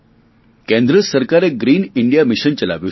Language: Gujarati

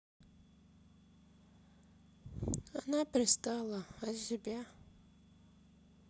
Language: Russian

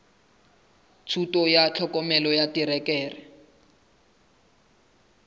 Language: Southern Sotho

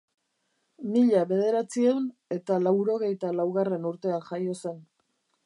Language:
Basque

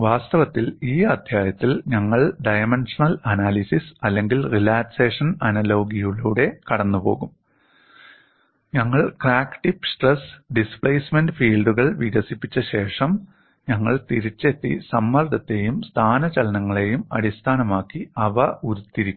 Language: Malayalam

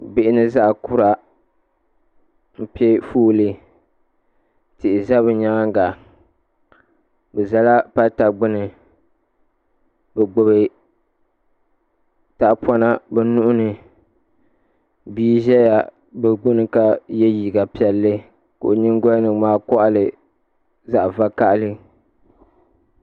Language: Dagbani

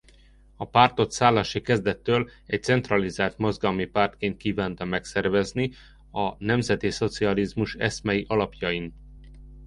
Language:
Hungarian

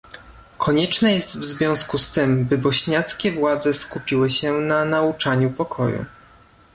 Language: Polish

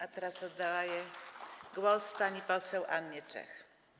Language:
Polish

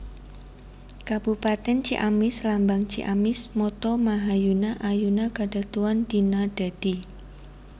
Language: Javanese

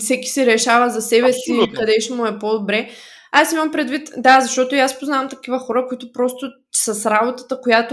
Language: Bulgarian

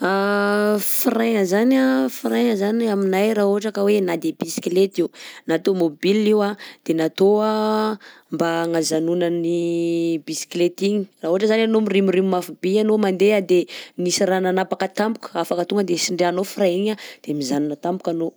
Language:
Southern Betsimisaraka Malagasy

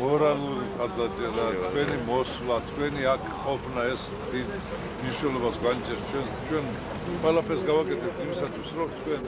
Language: Turkish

